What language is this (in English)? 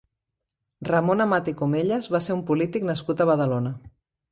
Catalan